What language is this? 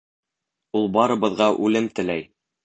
Bashkir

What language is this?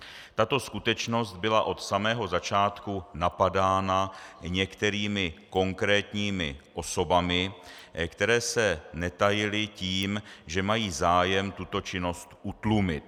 Czech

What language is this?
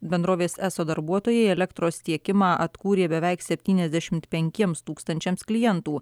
Lithuanian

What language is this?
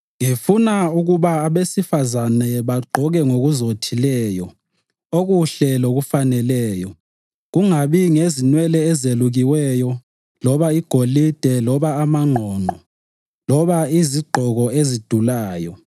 North Ndebele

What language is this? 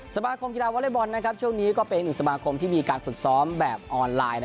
Thai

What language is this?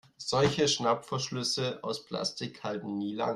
German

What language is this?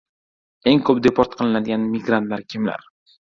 Uzbek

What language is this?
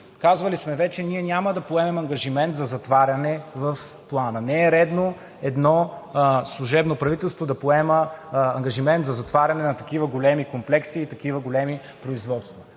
Bulgarian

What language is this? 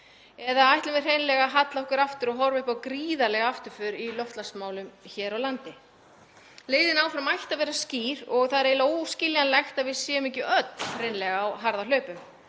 Icelandic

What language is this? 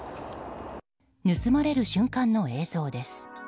Japanese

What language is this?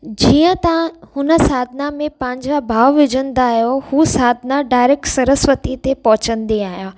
Sindhi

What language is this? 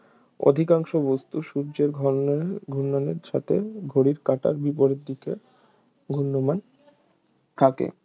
Bangla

